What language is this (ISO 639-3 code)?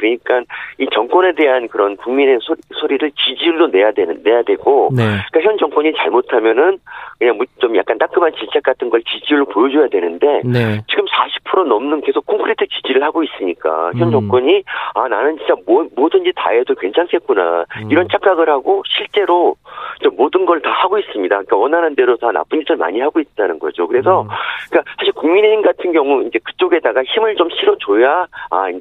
kor